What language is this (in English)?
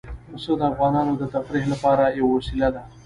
Pashto